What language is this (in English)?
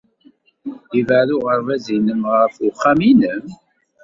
Kabyle